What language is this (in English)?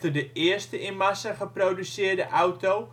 Dutch